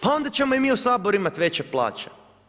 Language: Croatian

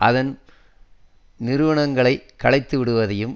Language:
Tamil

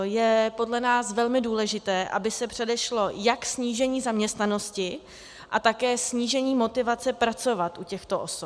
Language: Czech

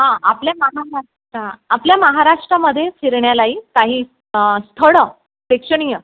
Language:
Marathi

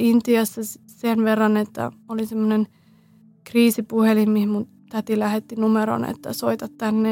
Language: Finnish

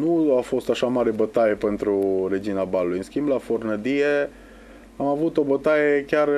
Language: Romanian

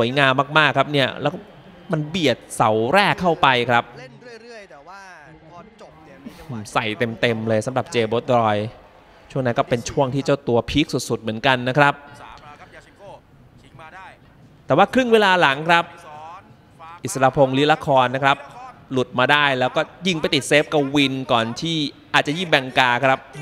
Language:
Thai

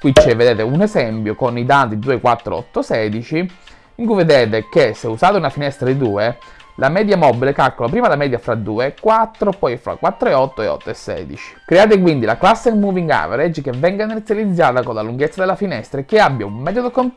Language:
Italian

